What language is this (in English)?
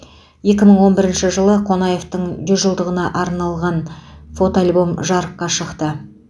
Kazakh